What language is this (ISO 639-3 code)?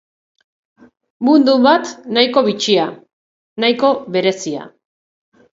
eus